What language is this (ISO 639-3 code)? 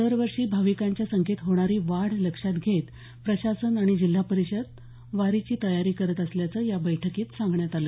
mar